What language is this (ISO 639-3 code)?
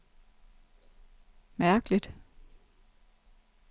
dan